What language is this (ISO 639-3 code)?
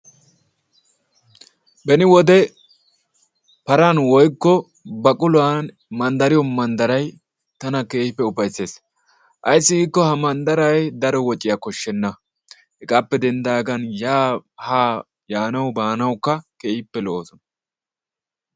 wal